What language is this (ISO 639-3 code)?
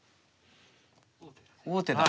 jpn